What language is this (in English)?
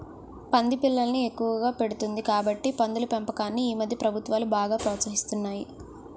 Telugu